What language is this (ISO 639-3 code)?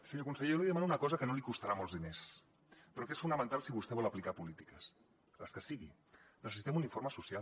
cat